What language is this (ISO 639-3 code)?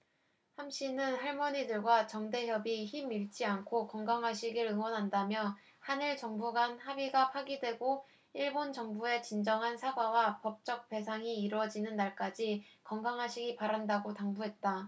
kor